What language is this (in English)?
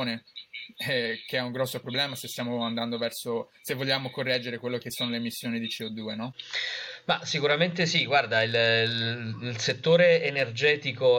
Italian